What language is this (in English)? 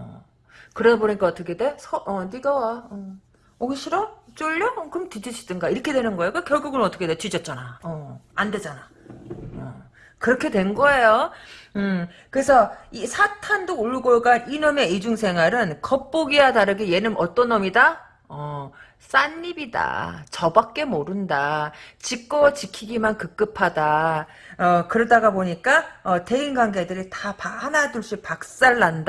Korean